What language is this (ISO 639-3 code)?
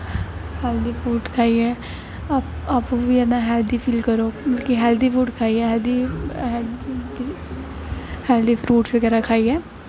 doi